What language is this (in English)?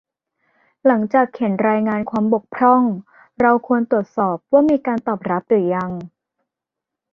Thai